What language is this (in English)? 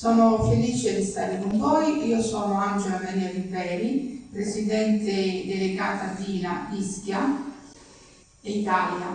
Italian